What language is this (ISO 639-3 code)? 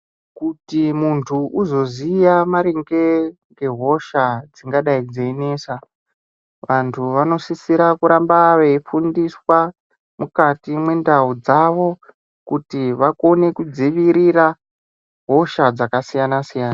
ndc